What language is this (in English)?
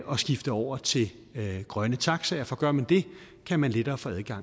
Danish